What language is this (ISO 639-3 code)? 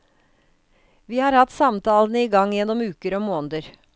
nor